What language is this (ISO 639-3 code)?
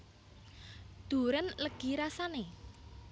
jav